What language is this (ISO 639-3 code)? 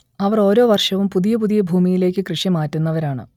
mal